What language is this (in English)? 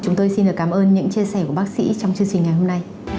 Vietnamese